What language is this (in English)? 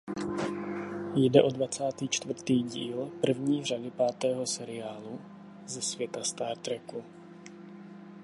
Czech